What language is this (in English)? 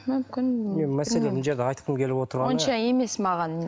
Kazakh